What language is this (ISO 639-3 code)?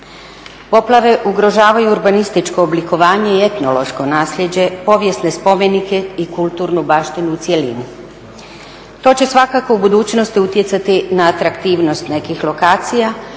hrv